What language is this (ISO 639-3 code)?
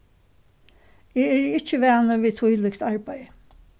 fao